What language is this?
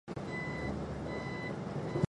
Chinese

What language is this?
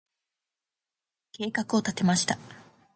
Japanese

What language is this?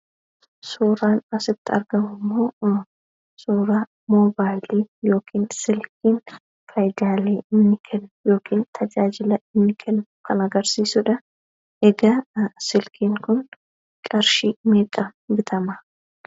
Oromo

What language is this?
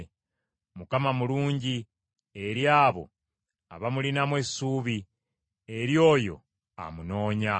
Ganda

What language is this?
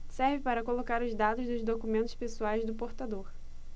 Portuguese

